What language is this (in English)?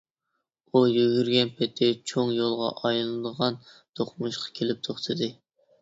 Uyghur